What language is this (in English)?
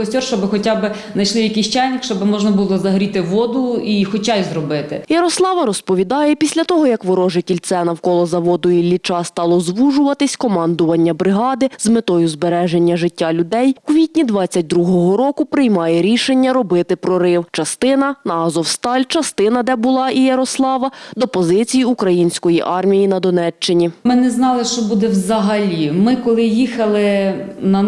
Ukrainian